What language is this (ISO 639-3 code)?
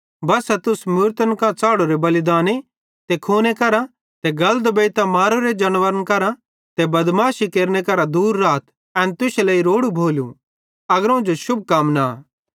bhd